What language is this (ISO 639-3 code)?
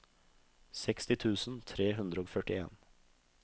nor